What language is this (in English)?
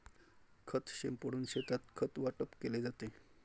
Marathi